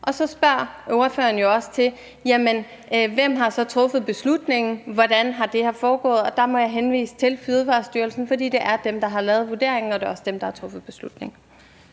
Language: Danish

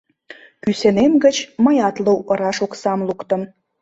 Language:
Mari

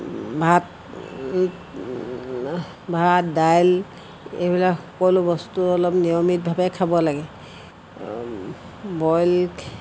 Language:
Assamese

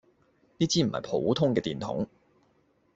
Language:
Cantonese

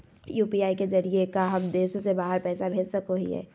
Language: Magahi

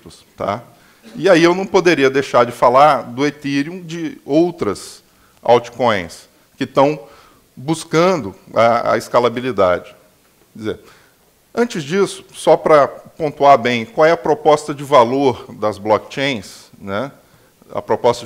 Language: Portuguese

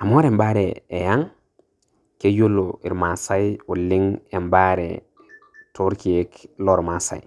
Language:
Masai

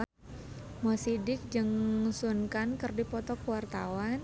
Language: Sundanese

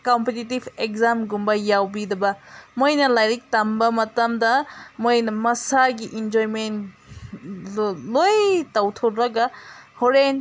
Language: Manipuri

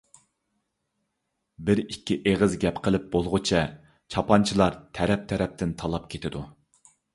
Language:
Uyghur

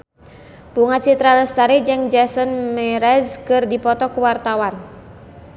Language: Sundanese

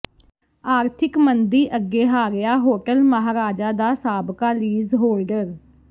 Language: Punjabi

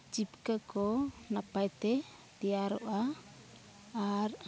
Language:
Santali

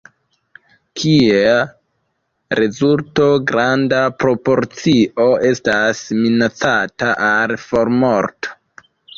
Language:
Esperanto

